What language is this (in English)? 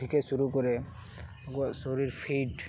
Santali